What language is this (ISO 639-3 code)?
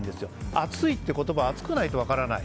jpn